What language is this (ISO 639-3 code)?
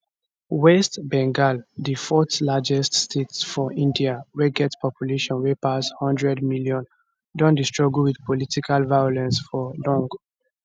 pcm